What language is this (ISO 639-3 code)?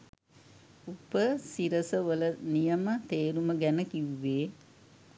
sin